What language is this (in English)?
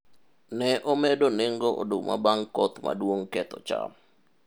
Luo (Kenya and Tanzania)